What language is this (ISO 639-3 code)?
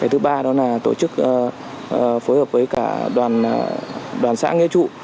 vie